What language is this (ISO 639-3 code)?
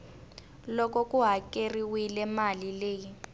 tso